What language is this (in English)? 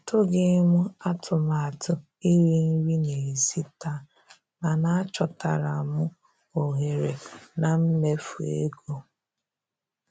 Igbo